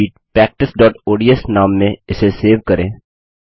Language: Hindi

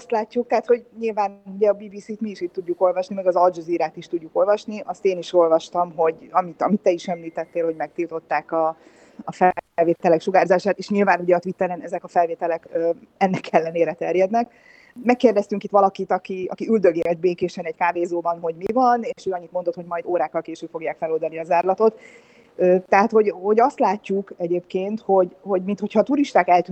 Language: Hungarian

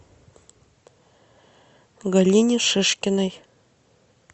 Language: Russian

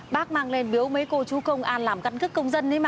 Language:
Vietnamese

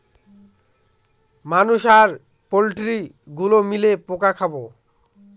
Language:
Bangla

